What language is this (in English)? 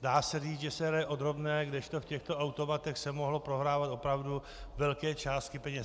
Czech